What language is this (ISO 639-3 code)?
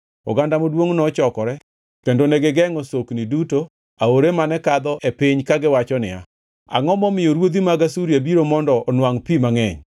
luo